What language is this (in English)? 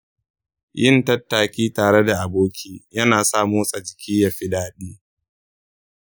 Hausa